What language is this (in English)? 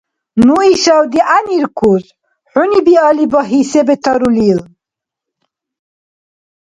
Dargwa